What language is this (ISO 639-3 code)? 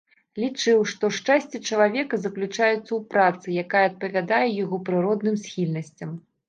bel